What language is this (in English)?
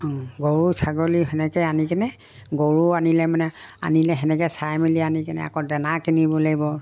Assamese